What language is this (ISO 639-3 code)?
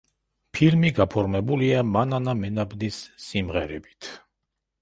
kat